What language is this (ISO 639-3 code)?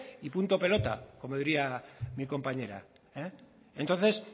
spa